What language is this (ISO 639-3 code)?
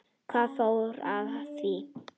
isl